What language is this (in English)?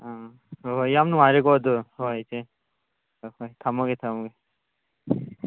Manipuri